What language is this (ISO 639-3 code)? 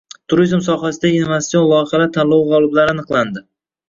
uzb